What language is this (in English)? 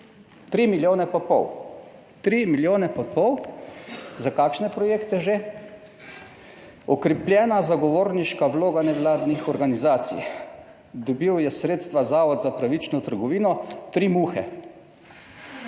Slovenian